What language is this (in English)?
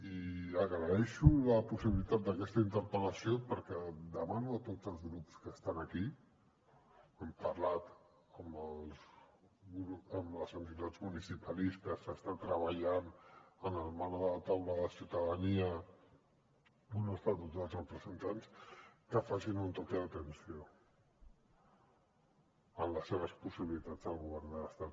Catalan